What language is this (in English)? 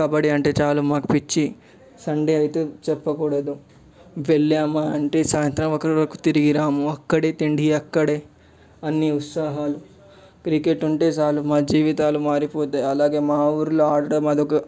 Telugu